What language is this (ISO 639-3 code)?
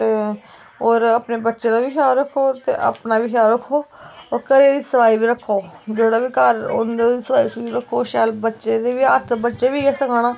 doi